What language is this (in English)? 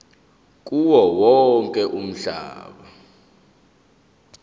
Zulu